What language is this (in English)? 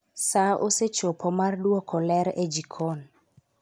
Luo (Kenya and Tanzania)